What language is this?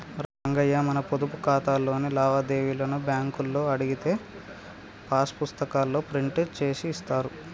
Telugu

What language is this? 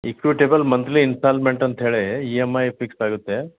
Kannada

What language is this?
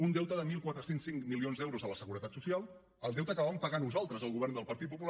Catalan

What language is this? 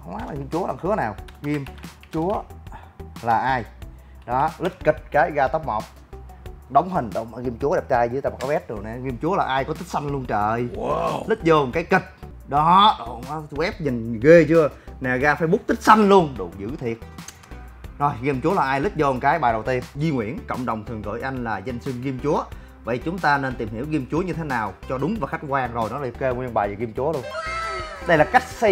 Vietnamese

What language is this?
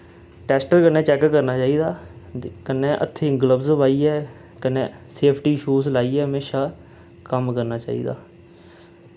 Dogri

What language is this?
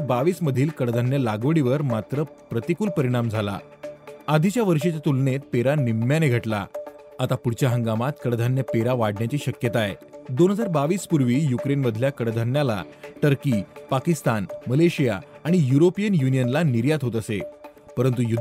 Marathi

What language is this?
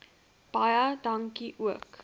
Afrikaans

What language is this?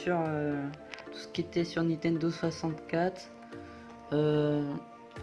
French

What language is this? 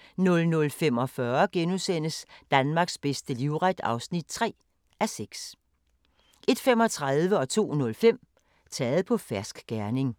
Danish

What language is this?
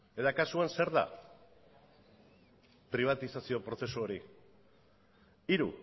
Basque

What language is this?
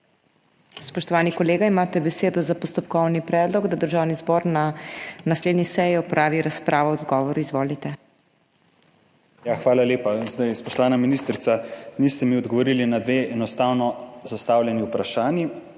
Slovenian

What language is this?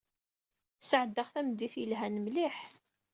Kabyle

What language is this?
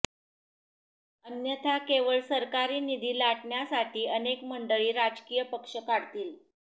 Marathi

